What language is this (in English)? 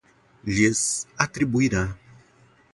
Portuguese